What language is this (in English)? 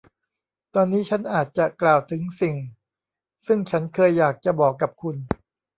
Thai